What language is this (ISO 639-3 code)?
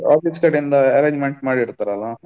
kan